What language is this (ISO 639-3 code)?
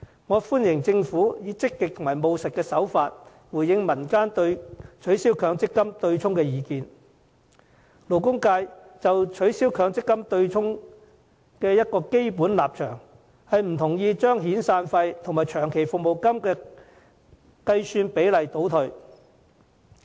yue